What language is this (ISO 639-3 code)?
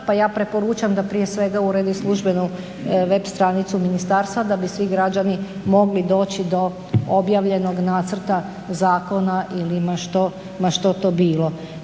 hrv